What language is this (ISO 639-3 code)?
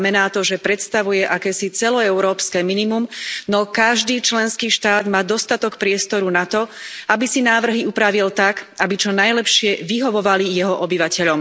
slk